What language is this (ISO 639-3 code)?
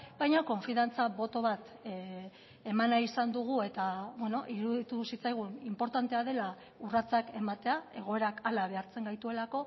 eus